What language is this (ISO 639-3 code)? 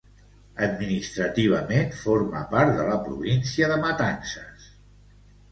cat